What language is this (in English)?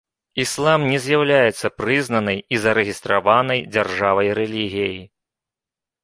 Belarusian